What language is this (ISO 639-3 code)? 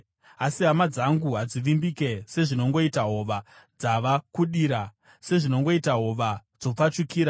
sna